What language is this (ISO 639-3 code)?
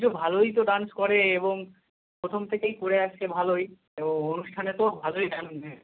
ben